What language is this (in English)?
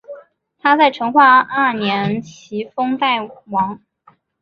Chinese